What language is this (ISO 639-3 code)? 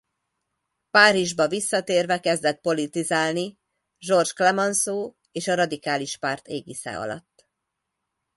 hun